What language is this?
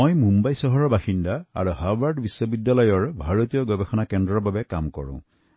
Assamese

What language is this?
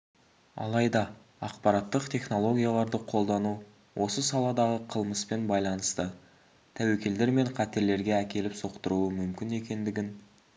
Kazakh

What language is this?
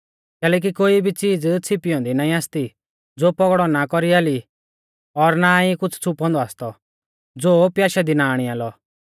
Mahasu Pahari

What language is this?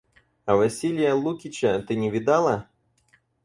Russian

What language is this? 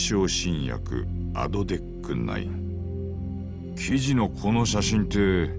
Japanese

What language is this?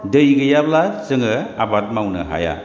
Bodo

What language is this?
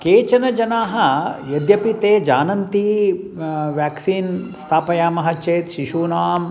Sanskrit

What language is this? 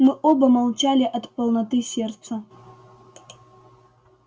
Russian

